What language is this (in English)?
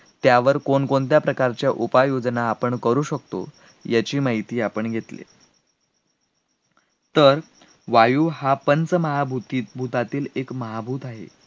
Marathi